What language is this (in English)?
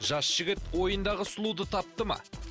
Kazakh